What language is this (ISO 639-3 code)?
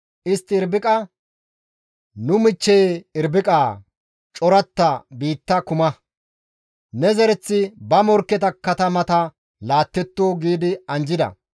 gmv